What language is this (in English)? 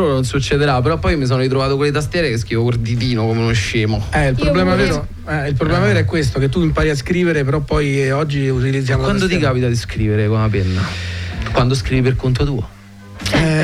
Italian